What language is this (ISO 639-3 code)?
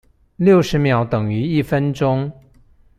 zho